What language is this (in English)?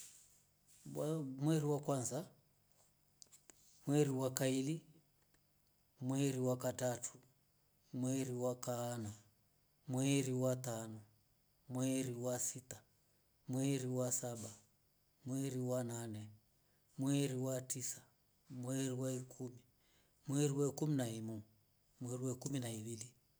Rombo